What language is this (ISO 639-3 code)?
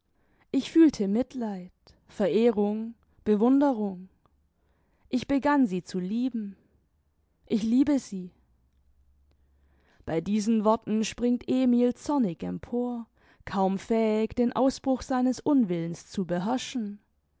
deu